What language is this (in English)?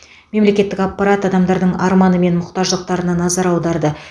Kazakh